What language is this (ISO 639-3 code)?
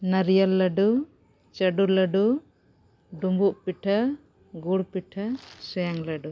sat